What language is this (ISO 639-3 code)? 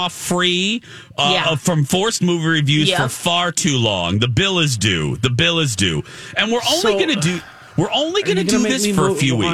eng